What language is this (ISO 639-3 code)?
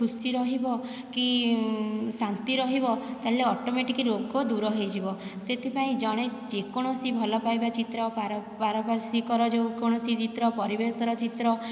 ori